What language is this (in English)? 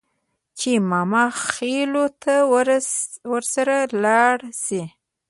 Pashto